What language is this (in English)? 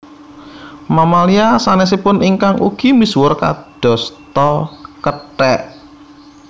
Javanese